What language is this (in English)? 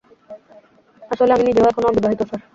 Bangla